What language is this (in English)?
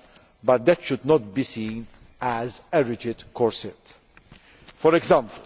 English